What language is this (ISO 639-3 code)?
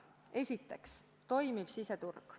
est